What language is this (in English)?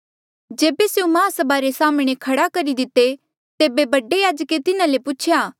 Mandeali